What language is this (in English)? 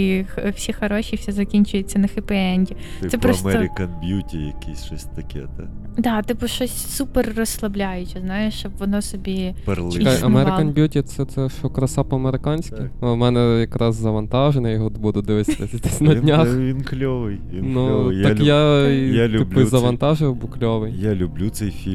Ukrainian